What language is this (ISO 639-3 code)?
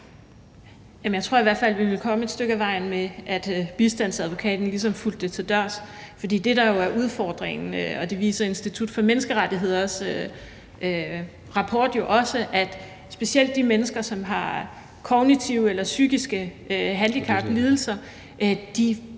dan